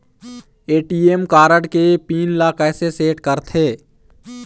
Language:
Chhattisgarhi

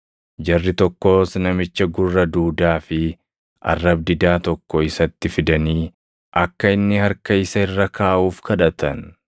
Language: Oromo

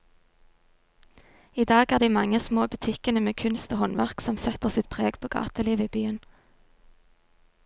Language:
Norwegian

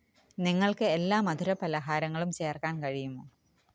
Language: Malayalam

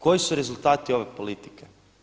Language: Croatian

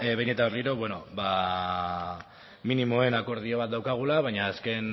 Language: Basque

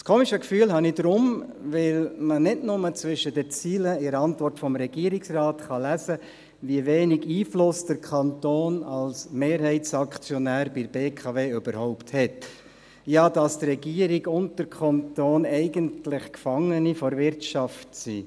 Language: Swiss German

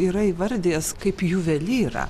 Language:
Lithuanian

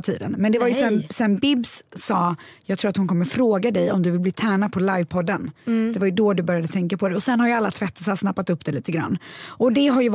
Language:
Swedish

